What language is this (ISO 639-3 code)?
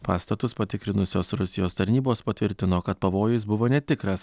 lit